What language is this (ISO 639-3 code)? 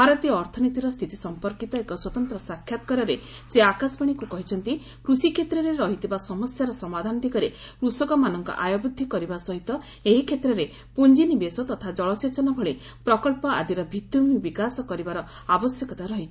ori